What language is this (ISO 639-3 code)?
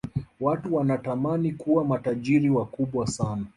swa